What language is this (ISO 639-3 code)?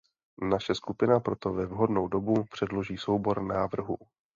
ces